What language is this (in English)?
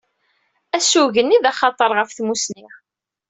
Kabyle